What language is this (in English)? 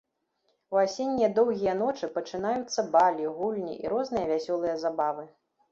Belarusian